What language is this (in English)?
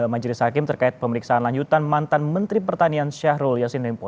Indonesian